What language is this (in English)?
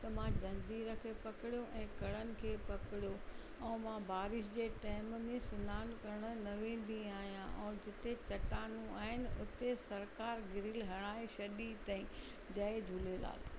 Sindhi